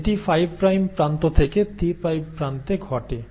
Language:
Bangla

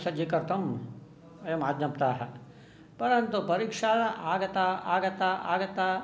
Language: Sanskrit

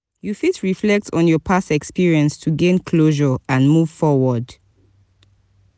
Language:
Nigerian Pidgin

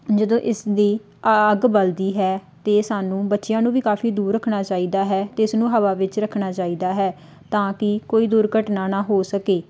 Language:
Punjabi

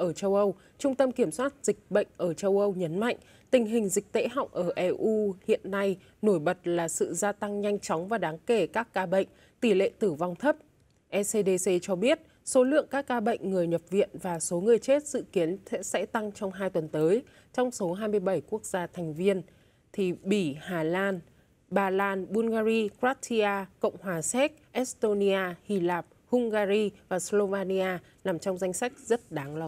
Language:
Vietnamese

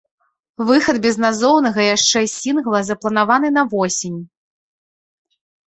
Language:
Belarusian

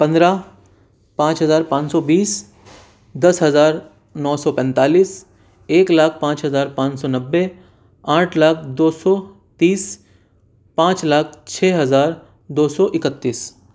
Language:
Urdu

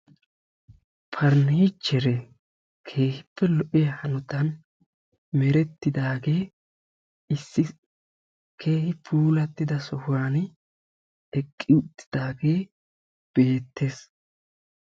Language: Wolaytta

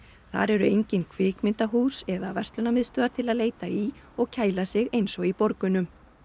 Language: Icelandic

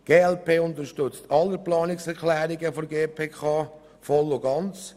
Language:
Swiss German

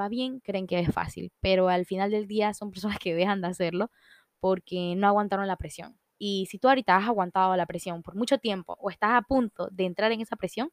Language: Spanish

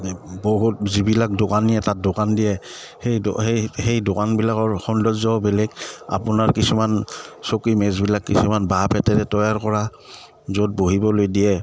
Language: Assamese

